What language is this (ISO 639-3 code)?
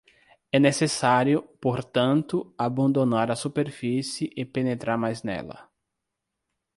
por